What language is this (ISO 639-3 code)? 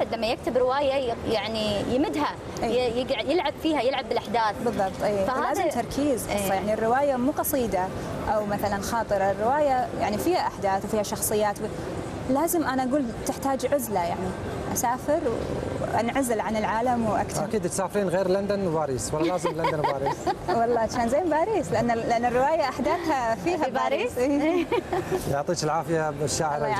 ara